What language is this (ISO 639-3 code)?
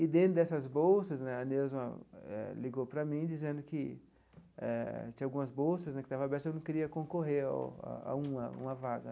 por